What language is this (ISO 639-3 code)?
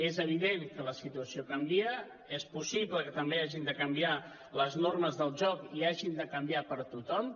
cat